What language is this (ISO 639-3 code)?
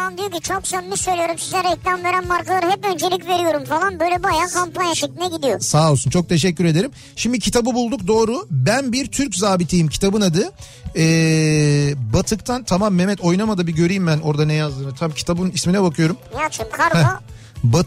tur